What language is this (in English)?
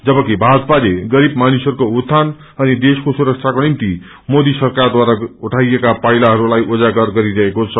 Nepali